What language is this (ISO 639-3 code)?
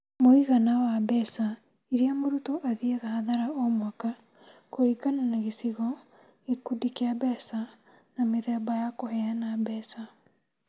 kik